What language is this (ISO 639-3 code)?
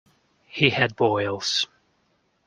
eng